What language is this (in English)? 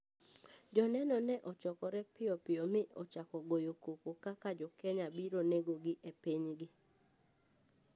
Luo (Kenya and Tanzania)